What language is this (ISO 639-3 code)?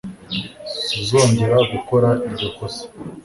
kin